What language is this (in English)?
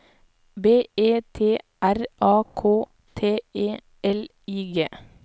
Norwegian